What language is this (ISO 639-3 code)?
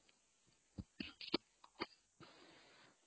ori